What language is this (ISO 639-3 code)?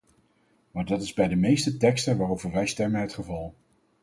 nld